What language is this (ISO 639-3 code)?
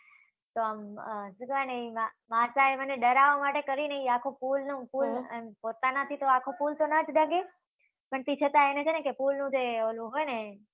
guj